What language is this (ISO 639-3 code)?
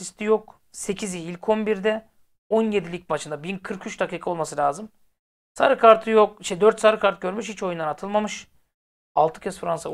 tur